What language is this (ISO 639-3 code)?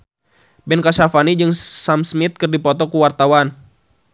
sun